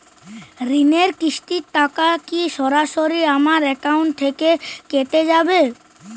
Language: Bangla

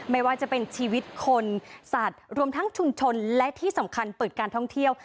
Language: Thai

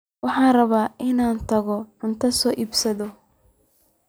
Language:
Somali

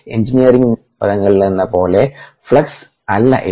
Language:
Malayalam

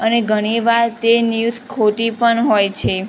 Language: Gujarati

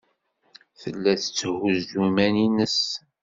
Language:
Kabyle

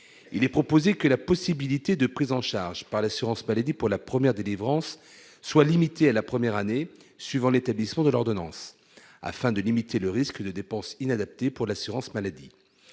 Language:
French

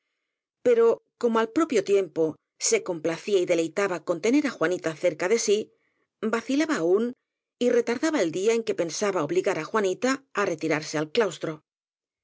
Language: Spanish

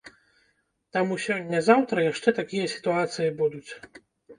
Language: Belarusian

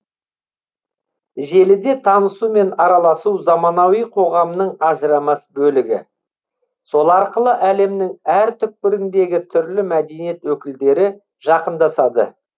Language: Kazakh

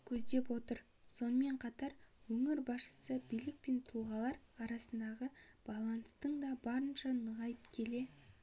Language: Kazakh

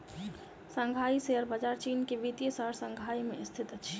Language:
Maithili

